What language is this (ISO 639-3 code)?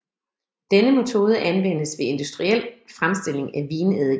dan